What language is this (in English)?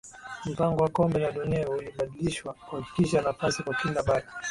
Swahili